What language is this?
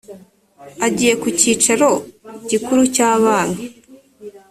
Kinyarwanda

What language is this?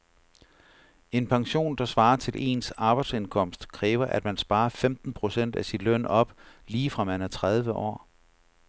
Danish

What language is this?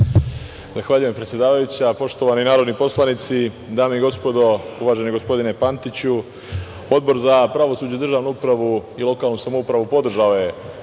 Serbian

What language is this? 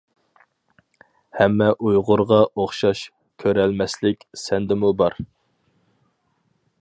Uyghur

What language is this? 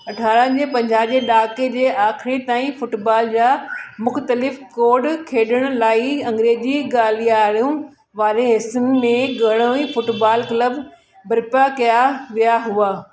Sindhi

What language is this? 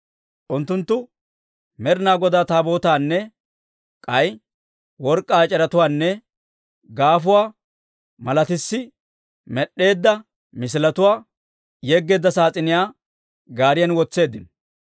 Dawro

